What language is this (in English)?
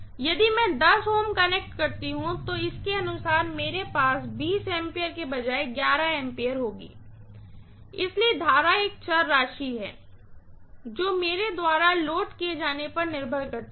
Hindi